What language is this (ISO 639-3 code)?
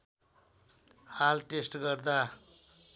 nep